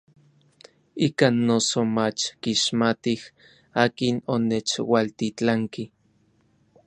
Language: Orizaba Nahuatl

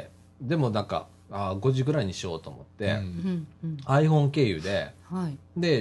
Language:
Japanese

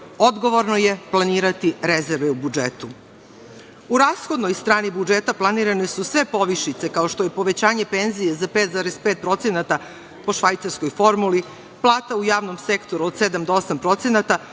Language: Serbian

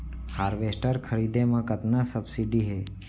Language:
Chhattisgarhi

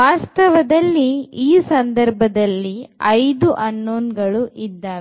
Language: Kannada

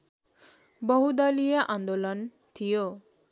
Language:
Nepali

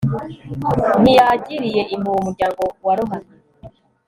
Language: Kinyarwanda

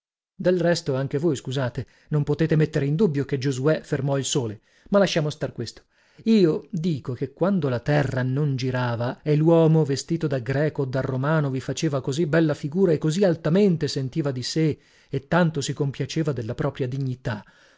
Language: Italian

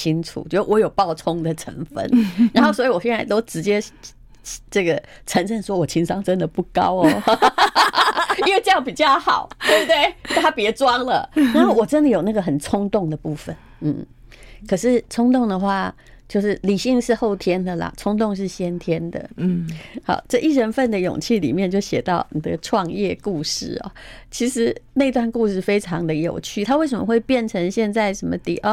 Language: Chinese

